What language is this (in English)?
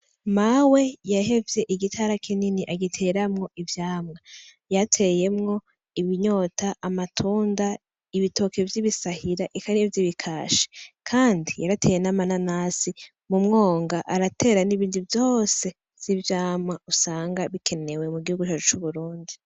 Rundi